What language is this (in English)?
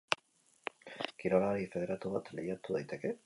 Basque